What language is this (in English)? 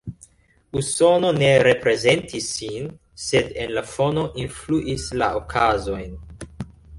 Esperanto